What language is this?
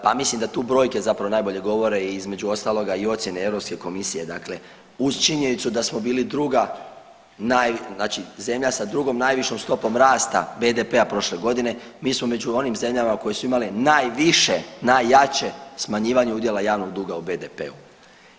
Croatian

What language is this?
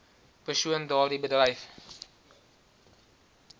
Afrikaans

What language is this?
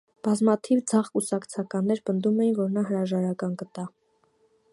Armenian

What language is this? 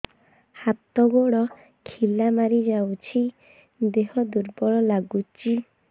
Odia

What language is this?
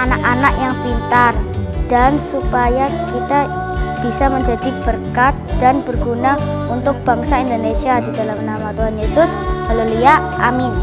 Indonesian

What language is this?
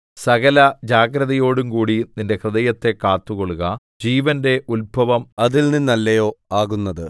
Malayalam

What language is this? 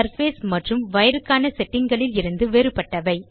Tamil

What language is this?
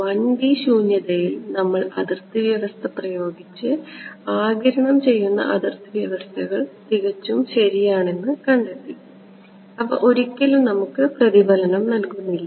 Malayalam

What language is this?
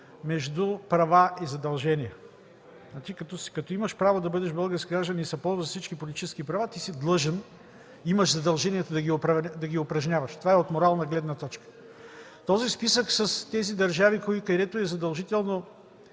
Bulgarian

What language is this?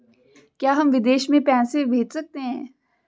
Hindi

